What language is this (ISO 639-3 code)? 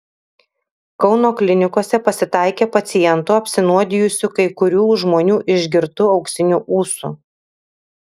lit